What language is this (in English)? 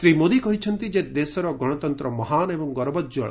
Odia